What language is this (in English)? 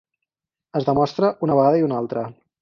Catalan